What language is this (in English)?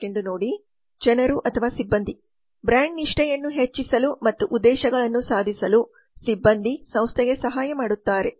Kannada